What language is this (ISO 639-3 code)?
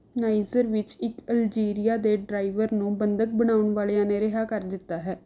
pan